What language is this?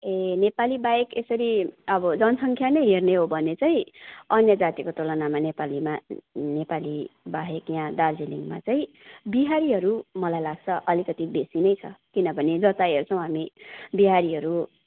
Nepali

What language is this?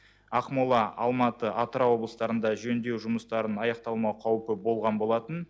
Kazakh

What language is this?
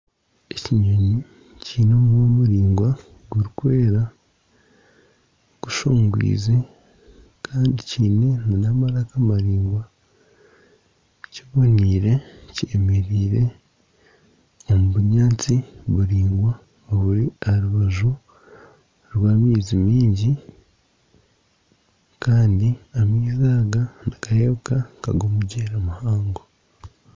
Nyankole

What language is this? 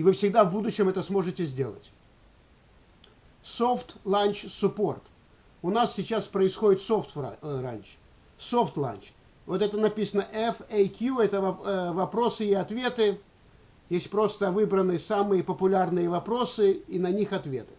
Russian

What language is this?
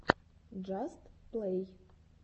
Russian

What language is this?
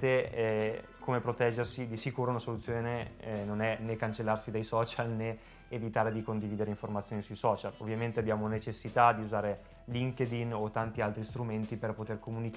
Italian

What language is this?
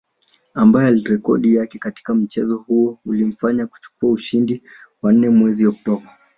Swahili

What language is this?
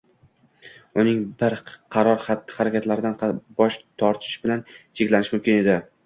Uzbek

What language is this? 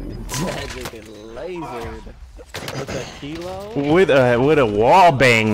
English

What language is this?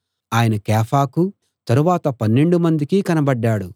Telugu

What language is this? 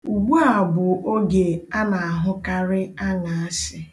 Igbo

